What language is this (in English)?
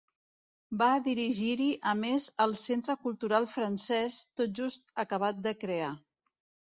Catalan